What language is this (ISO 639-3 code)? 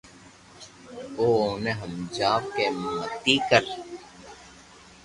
lrk